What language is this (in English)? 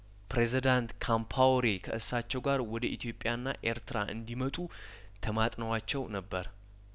Amharic